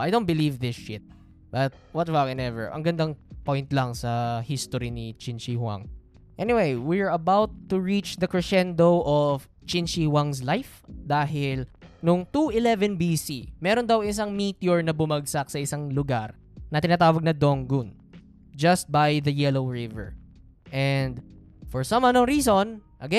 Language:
Filipino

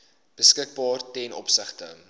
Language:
Afrikaans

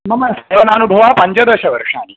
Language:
Sanskrit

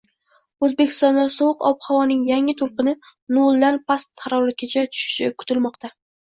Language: Uzbek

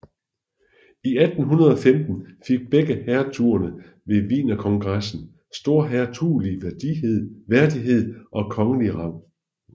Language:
Danish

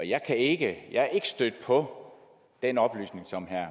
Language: Danish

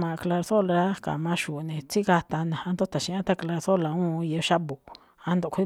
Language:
Malinaltepec Me'phaa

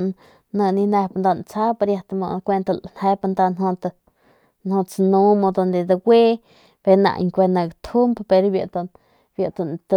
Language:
Northern Pame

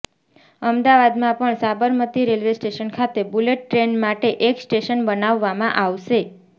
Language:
Gujarati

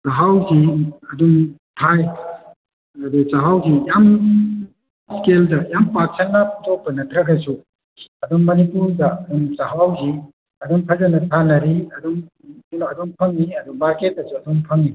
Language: Manipuri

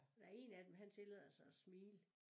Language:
Danish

